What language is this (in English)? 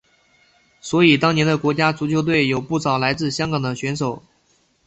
Chinese